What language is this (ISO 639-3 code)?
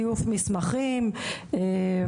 heb